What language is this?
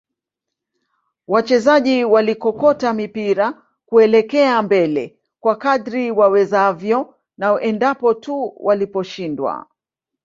Swahili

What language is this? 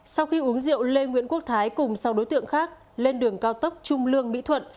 Vietnamese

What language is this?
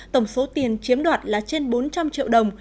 Vietnamese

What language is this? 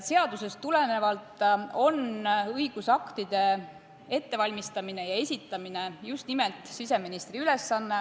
Estonian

